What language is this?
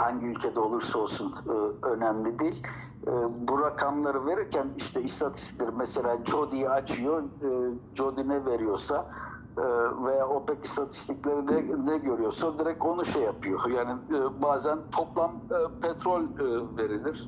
Turkish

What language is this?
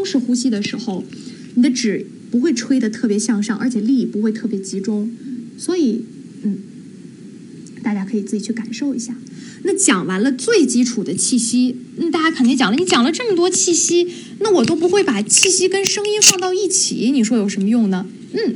Chinese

